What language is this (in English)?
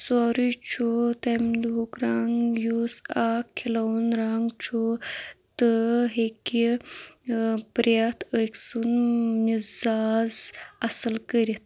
Kashmiri